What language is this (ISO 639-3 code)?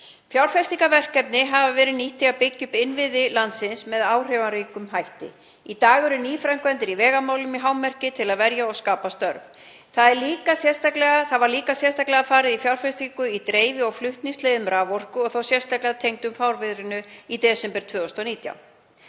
isl